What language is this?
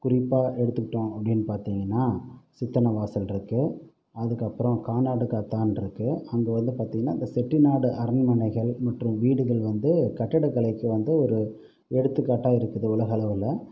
Tamil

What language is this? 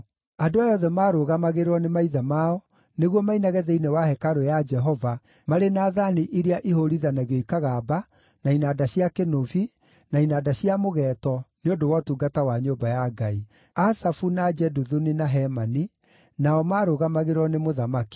Kikuyu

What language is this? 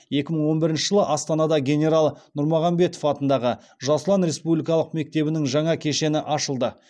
Kazakh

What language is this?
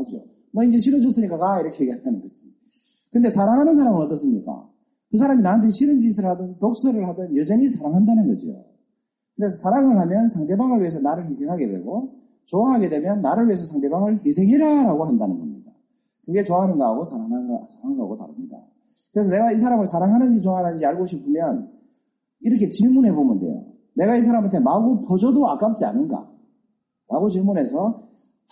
Korean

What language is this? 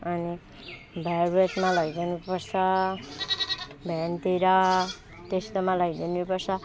Nepali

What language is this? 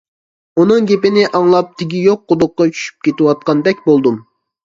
Uyghur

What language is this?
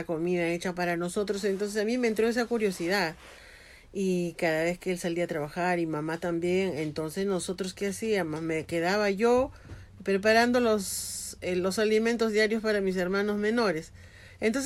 Spanish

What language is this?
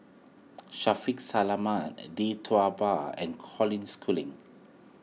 English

